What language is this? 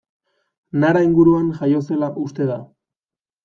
Basque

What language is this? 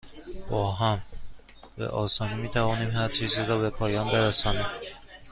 Persian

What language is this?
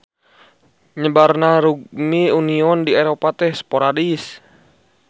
Sundanese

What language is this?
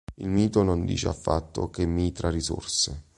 Italian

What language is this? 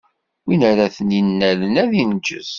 Kabyle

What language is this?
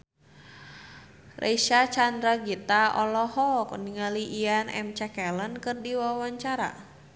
Sundanese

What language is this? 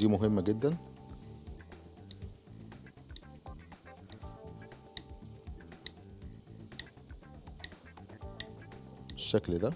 Arabic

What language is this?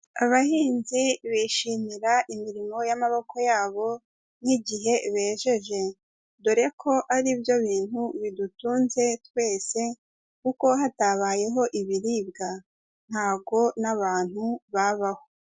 Kinyarwanda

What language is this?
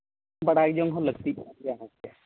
Santali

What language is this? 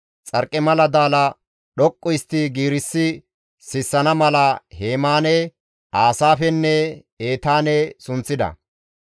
Gamo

